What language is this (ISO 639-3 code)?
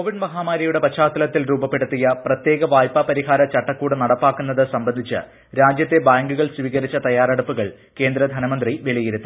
mal